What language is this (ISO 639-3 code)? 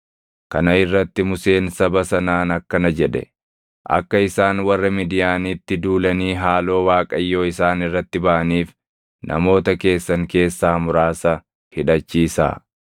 orm